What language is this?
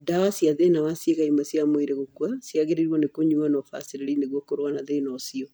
Kikuyu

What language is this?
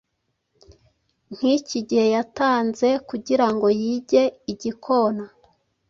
Kinyarwanda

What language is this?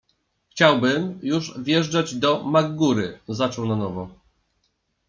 Polish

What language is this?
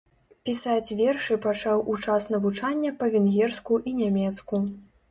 Belarusian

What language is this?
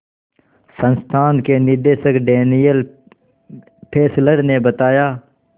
Hindi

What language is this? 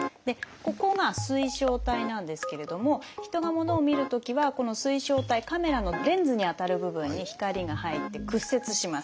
Japanese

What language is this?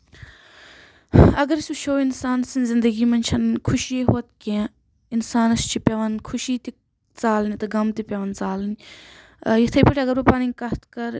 Kashmiri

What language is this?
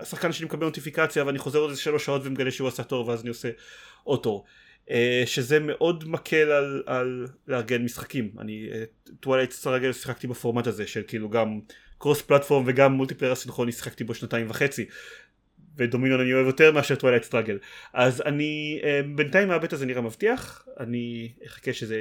Hebrew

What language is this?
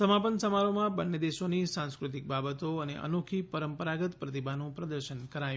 Gujarati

